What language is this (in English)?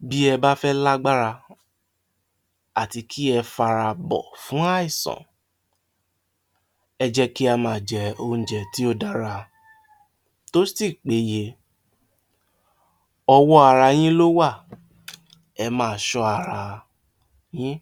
Yoruba